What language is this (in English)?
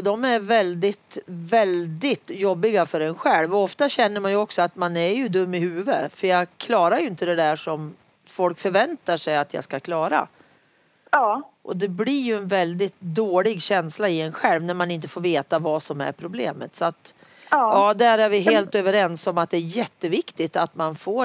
Swedish